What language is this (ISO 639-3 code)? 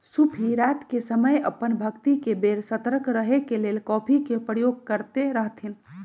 mag